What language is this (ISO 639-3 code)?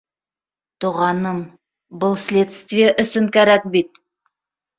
bak